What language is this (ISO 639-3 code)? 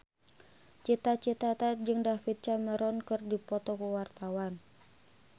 sun